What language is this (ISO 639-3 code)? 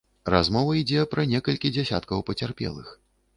bel